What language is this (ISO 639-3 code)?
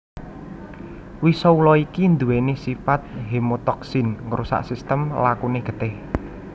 jav